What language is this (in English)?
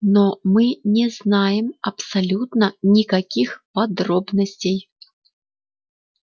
Russian